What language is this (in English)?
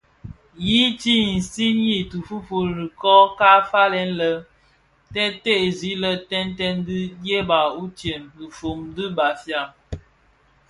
Bafia